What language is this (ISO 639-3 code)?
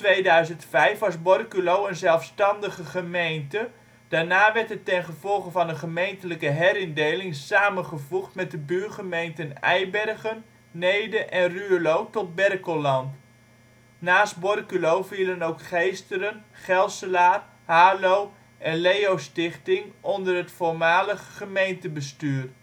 nld